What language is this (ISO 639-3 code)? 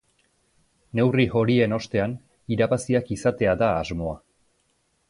eus